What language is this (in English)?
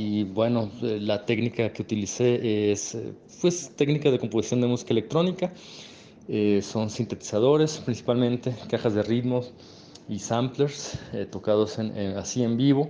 Spanish